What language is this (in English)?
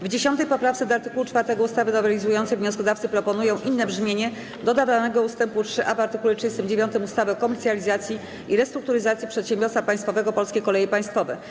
Polish